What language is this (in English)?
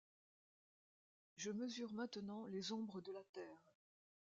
French